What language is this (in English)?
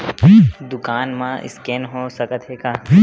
Chhattisgarhi